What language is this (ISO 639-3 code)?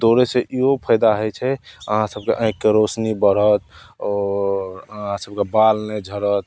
mai